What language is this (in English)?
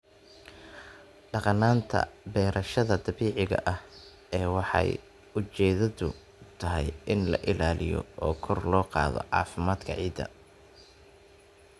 Somali